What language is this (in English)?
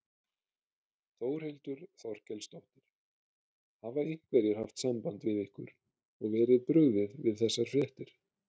Icelandic